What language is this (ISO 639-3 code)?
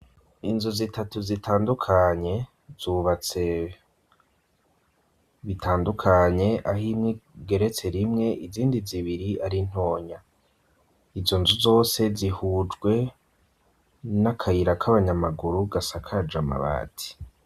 run